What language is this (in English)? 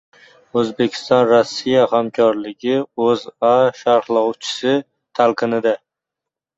Uzbek